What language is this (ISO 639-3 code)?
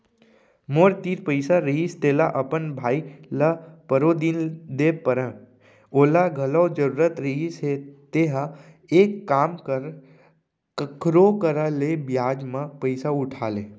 hne